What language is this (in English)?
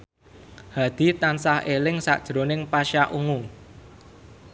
Javanese